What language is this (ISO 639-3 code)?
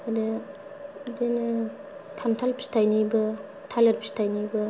brx